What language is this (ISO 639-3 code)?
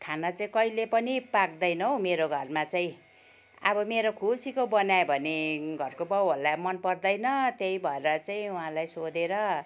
nep